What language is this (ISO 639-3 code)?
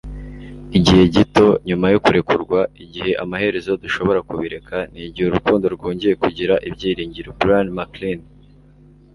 kin